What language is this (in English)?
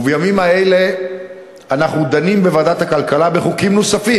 Hebrew